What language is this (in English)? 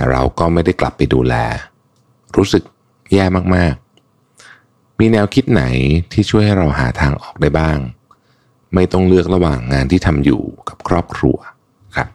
Thai